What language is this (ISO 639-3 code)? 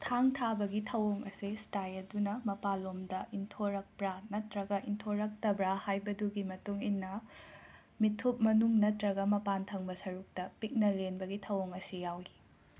mni